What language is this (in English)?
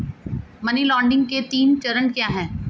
Hindi